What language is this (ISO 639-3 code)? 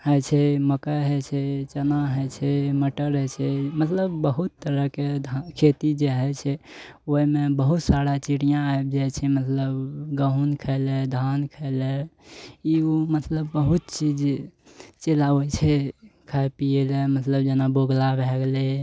mai